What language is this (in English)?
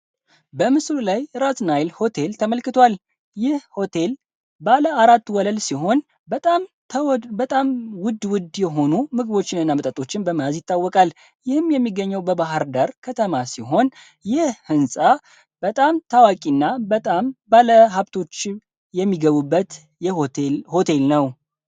Amharic